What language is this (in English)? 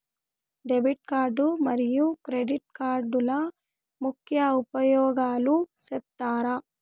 Telugu